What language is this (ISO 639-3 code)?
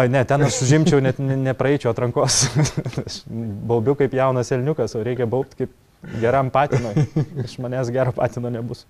lit